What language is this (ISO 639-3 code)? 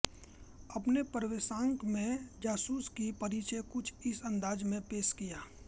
hin